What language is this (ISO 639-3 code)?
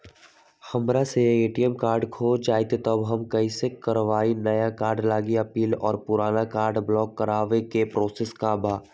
mag